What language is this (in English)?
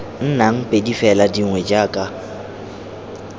Tswana